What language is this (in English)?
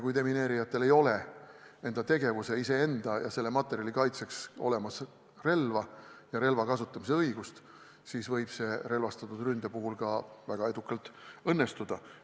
Estonian